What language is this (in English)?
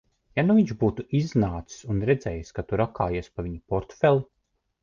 Latvian